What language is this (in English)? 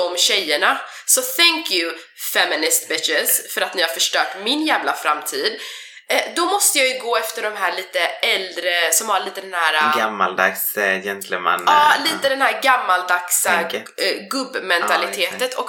Swedish